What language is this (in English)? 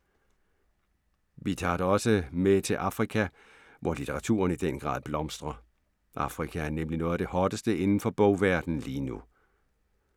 Danish